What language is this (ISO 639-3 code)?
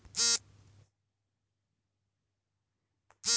kan